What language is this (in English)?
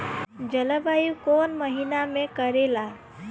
Bhojpuri